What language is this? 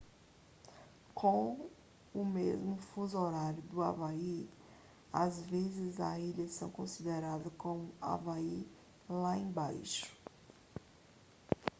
Portuguese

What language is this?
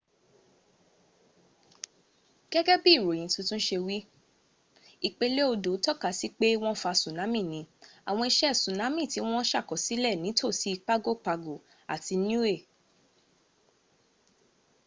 Yoruba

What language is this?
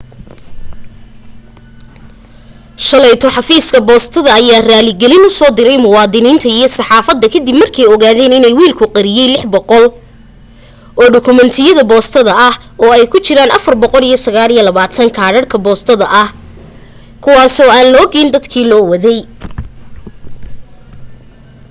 Somali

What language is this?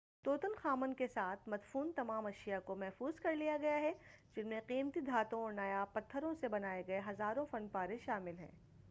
Urdu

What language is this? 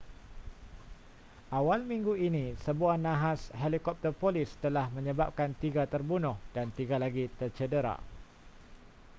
Malay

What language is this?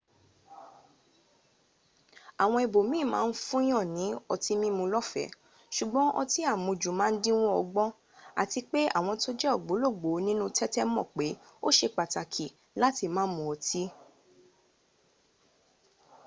Yoruba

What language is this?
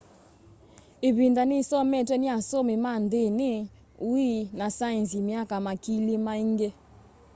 Kamba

